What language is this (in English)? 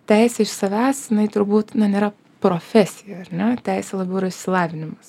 Lithuanian